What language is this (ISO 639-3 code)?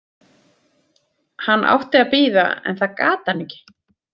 isl